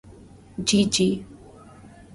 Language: Urdu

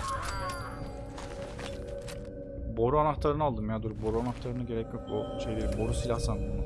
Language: Turkish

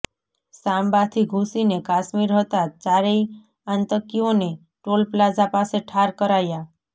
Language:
Gujarati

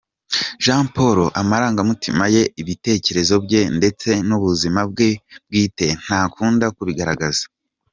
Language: Kinyarwanda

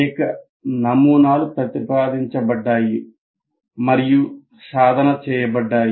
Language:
Telugu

